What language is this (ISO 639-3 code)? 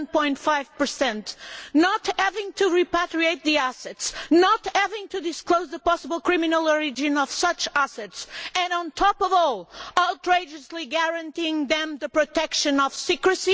eng